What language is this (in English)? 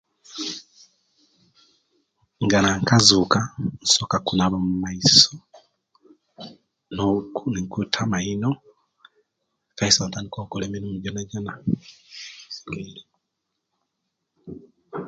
Kenyi